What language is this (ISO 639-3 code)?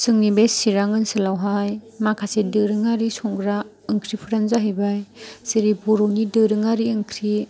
brx